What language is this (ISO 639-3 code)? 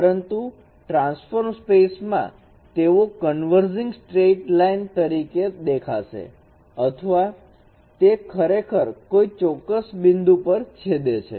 guj